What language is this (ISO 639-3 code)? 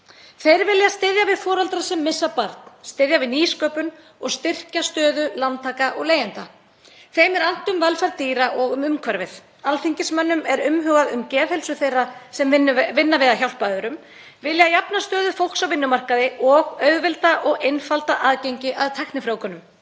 isl